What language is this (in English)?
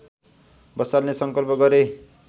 Nepali